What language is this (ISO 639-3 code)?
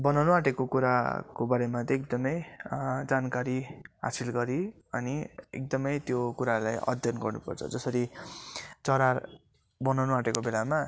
nep